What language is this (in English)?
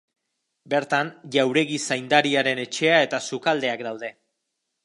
Basque